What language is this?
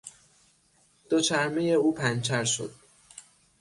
Persian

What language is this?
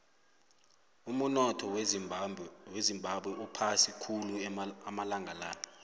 South Ndebele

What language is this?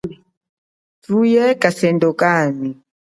Chokwe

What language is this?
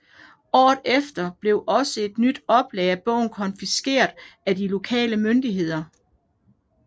Danish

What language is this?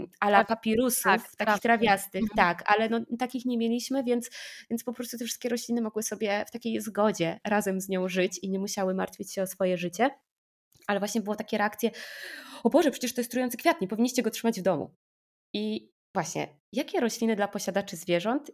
Polish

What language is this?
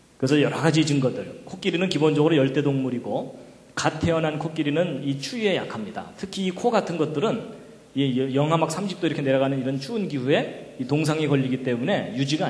Korean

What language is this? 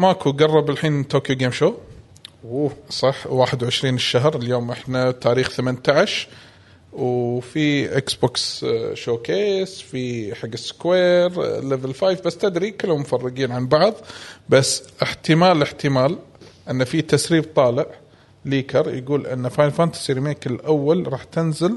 Arabic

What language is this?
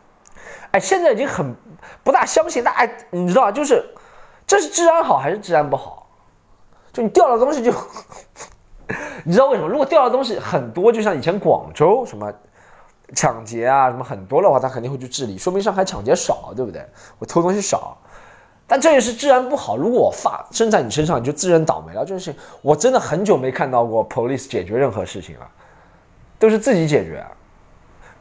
Chinese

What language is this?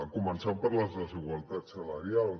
Catalan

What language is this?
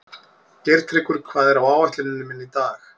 Icelandic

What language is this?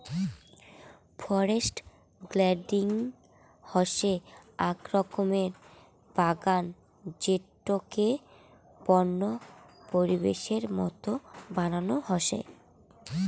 Bangla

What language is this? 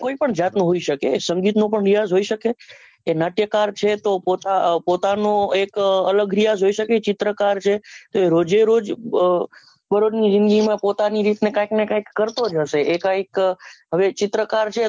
Gujarati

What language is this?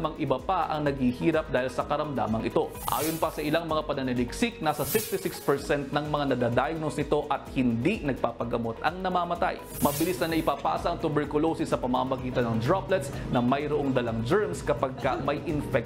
Filipino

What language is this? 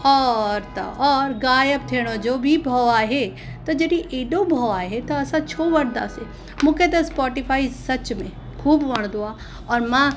Sindhi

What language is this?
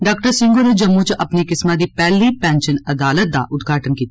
Dogri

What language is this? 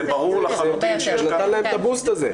Hebrew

